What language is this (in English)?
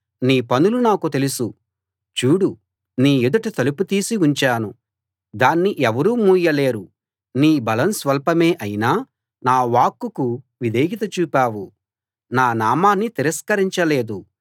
Telugu